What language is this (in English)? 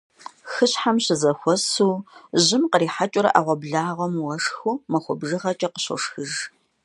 Kabardian